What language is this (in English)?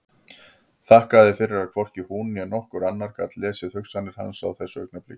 Icelandic